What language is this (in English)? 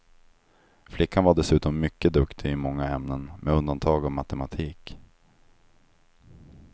Swedish